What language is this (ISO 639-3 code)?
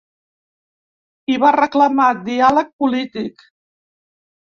cat